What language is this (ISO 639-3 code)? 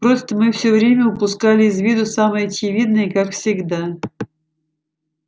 rus